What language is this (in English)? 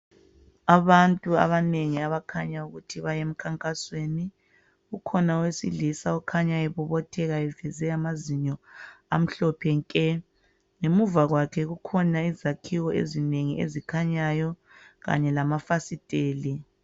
North Ndebele